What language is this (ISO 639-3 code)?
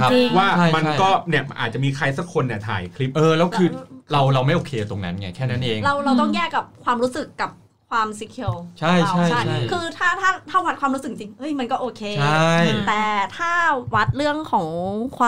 tha